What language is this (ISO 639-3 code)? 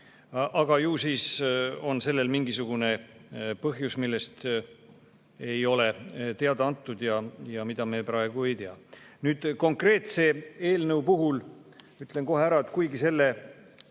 est